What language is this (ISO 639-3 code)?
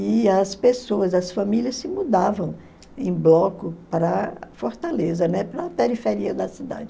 por